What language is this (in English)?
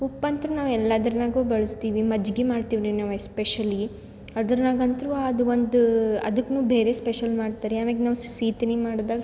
Kannada